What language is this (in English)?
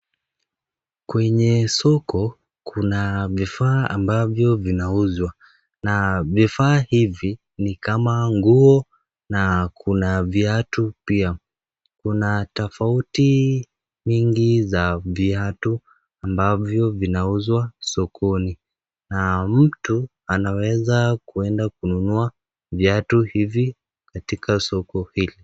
Swahili